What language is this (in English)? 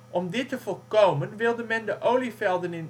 Dutch